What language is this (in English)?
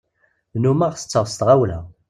Kabyle